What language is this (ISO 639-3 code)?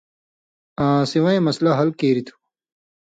mvy